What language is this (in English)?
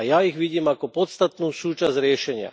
Slovak